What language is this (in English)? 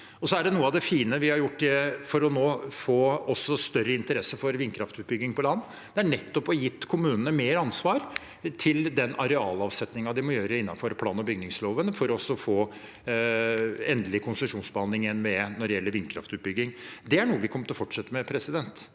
Norwegian